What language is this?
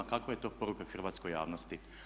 Croatian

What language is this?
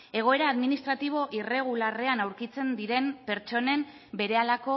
Basque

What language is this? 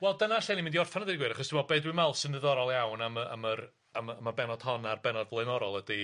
Welsh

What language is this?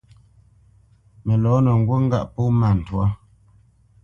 Bamenyam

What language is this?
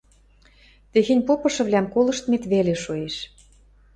Western Mari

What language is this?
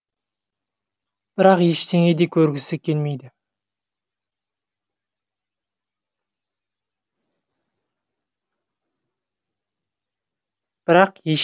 Kazakh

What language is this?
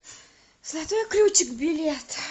Russian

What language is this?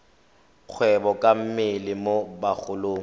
Tswana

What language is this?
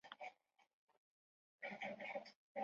Chinese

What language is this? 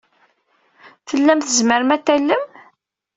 Kabyle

